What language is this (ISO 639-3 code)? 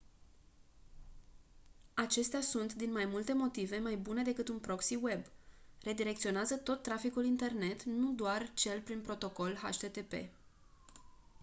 ron